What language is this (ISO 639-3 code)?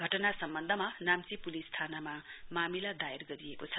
nep